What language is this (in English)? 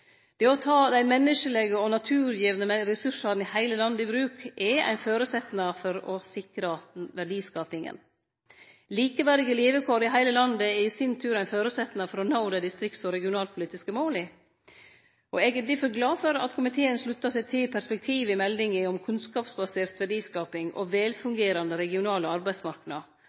Norwegian Nynorsk